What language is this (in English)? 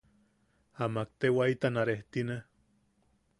Yaqui